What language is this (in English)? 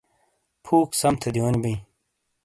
Shina